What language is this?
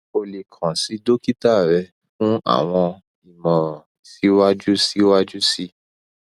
Yoruba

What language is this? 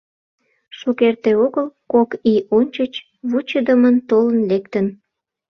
Mari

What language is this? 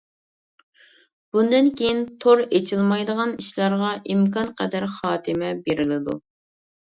Uyghur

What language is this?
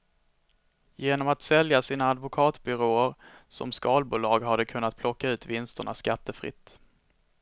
Swedish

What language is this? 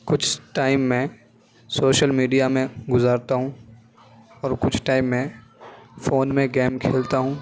Urdu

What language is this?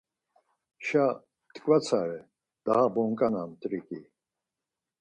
Laz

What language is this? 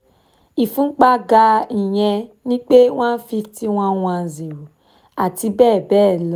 Yoruba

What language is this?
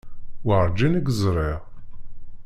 Kabyle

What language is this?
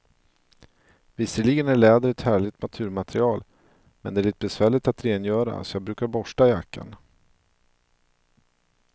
Swedish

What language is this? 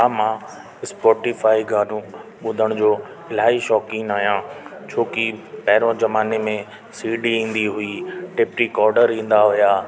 Sindhi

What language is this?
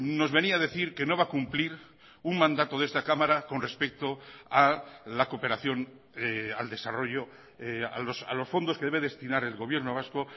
Spanish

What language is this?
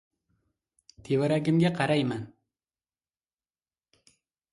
Uzbek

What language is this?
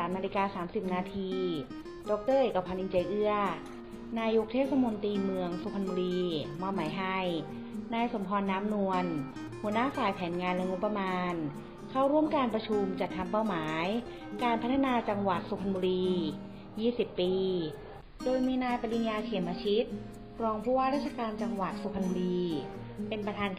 Thai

